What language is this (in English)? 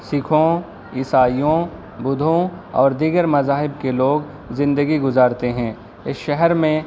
Urdu